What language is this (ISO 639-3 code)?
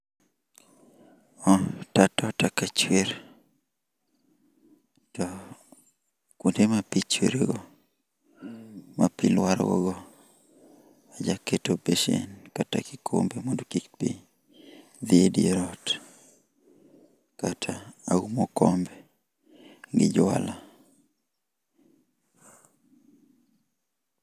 luo